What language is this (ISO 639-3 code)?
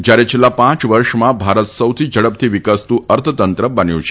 guj